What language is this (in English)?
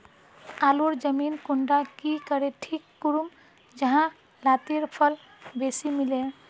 Magahi